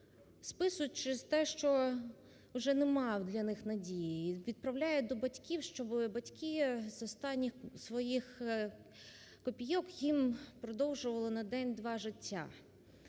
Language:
Ukrainian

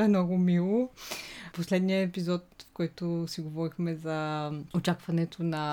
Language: Bulgarian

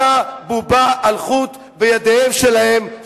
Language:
Hebrew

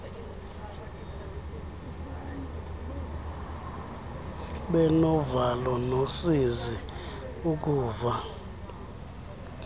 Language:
Xhosa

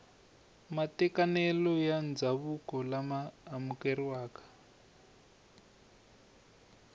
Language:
Tsonga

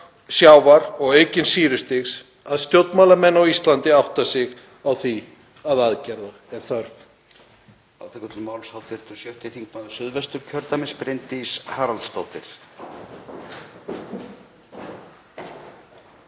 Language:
Icelandic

